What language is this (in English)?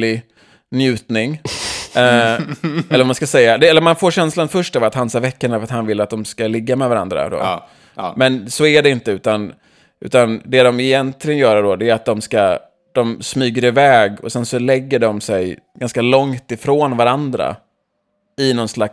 Swedish